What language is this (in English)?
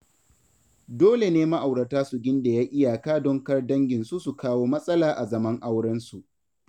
Hausa